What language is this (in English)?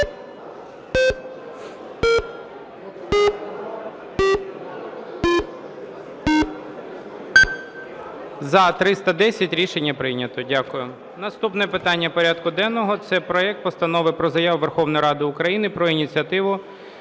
Ukrainian